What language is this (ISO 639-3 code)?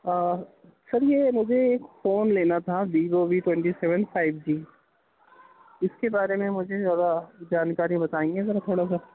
urd